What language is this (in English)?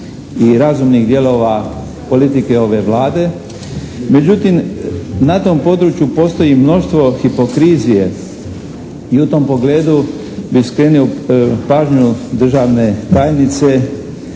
Croatian